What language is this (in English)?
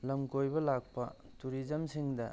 Manipuri